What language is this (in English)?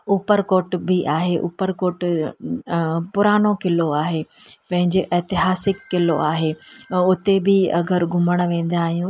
Sindhi